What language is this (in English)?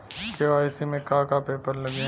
Bhojpuri